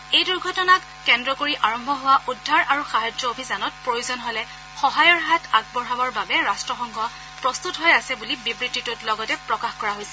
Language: Assamese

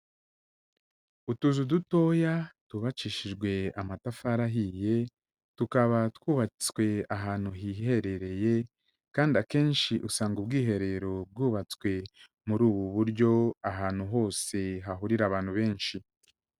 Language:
Kinyarwanda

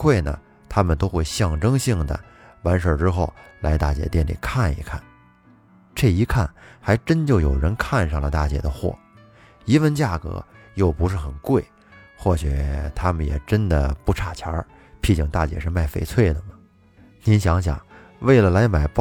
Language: Chinese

